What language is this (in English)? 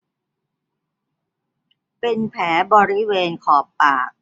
Thai